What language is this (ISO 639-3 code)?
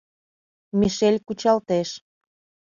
chm